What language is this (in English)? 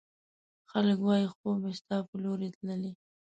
Pashto